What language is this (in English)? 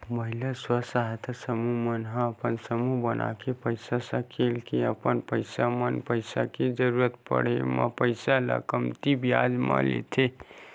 Chhattisgarhi